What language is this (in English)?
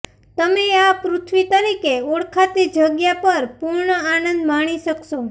Gujarati